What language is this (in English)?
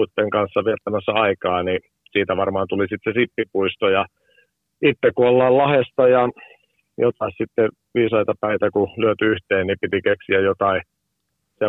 Finnish